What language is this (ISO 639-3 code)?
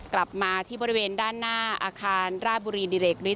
tha